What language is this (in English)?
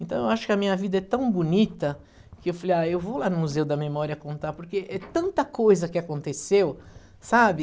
Portuguese